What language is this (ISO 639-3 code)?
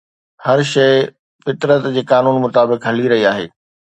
snd